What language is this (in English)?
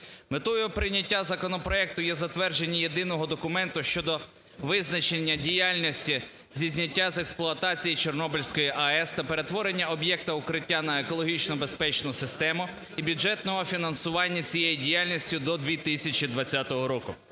Ukrainian